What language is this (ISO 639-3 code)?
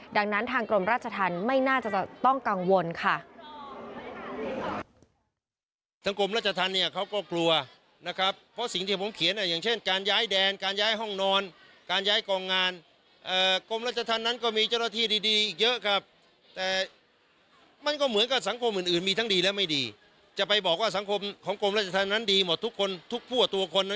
tha